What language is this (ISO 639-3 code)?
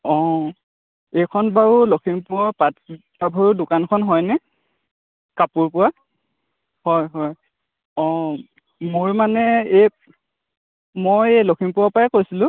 asm